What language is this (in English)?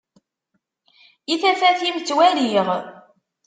Kabyle